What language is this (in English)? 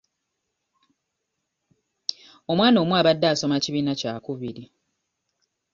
Ganda